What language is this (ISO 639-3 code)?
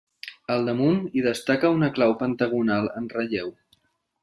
cat